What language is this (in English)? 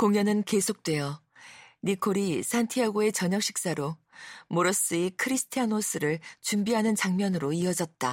Korean